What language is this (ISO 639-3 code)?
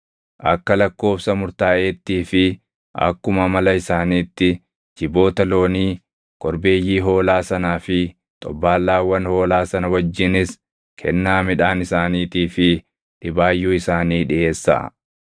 orm